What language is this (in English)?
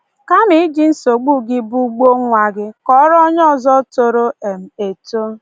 Igbo